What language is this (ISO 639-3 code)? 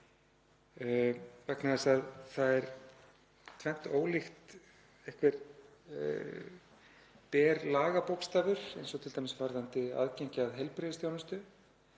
isl